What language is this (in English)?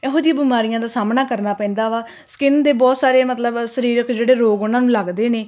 Punjabi